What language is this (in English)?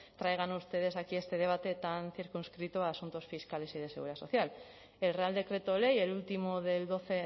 Spanish